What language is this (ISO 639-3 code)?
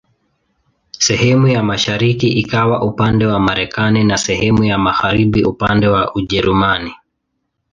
swa